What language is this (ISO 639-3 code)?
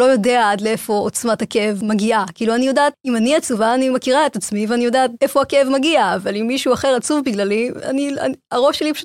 heb